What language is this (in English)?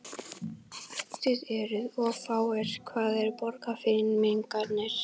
Icelandic